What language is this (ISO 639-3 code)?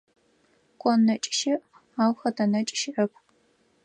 ady